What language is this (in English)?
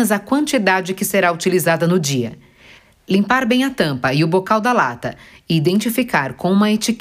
Portuguese